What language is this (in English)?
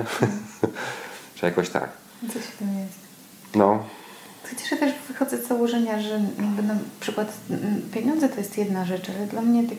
Polish